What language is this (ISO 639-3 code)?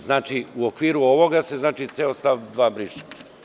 srp